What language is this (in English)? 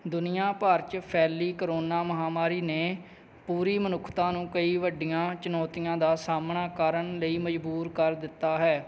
Punjabi